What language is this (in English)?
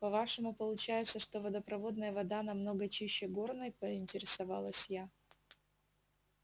Russian